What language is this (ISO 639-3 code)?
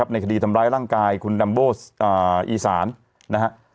tha